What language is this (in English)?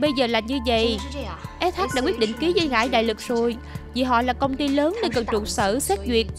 Vietnamese